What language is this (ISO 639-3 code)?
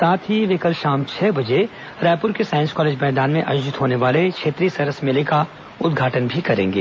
hin